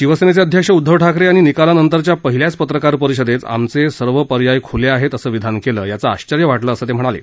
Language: Marathi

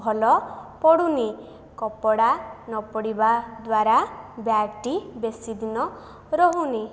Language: Odia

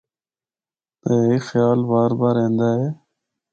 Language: Northern Hindko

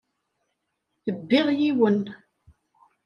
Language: Kabyle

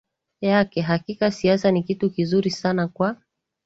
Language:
Swahili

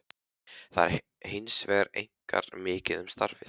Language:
Icelandic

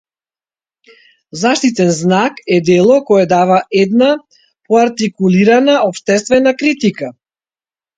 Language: Macedonian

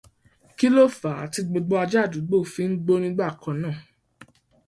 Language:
Yoruba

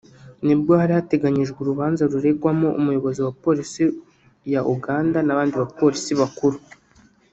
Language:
Kinyarwanda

